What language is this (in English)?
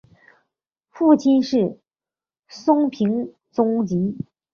Chinese